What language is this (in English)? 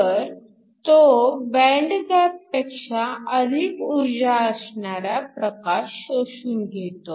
Marathi